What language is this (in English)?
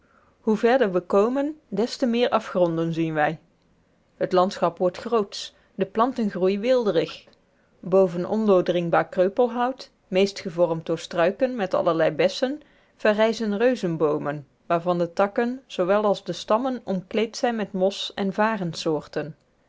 Dutch